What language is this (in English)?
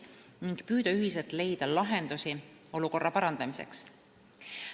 Estonian